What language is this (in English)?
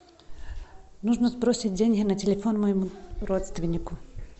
Russian